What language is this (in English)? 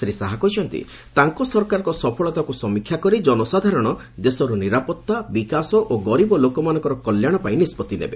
Odia